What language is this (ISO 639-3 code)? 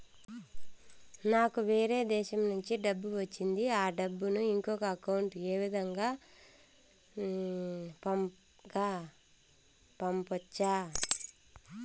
tel